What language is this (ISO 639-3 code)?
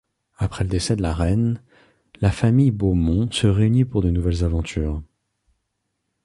fra